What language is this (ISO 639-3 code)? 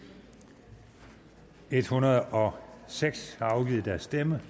dan